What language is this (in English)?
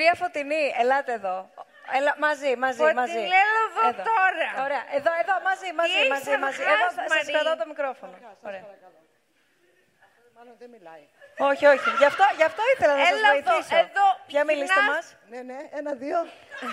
Greek